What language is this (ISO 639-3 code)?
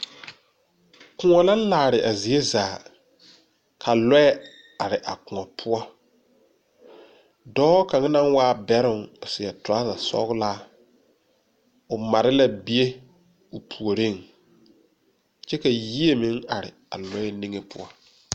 dga